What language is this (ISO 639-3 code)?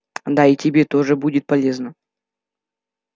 rus